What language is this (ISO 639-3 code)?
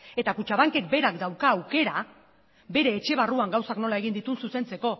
eus